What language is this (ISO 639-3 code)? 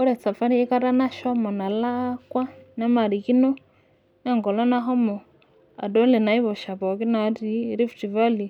mas